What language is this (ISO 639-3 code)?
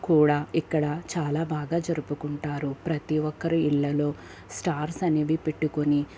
tel